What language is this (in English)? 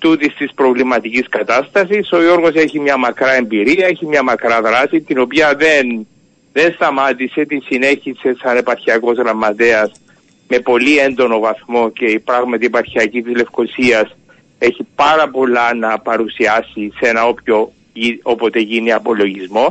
Greek